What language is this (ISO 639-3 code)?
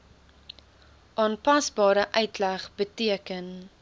afr